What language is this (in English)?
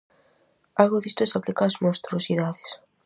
Galician